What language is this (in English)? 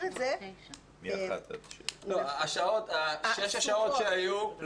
Hebrew